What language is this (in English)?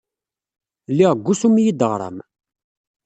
Kabyle